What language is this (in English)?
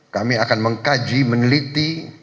Indonesian